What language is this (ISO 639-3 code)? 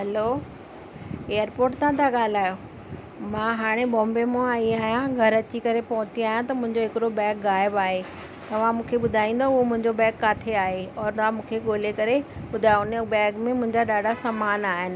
snd